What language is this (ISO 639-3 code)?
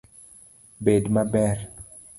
luo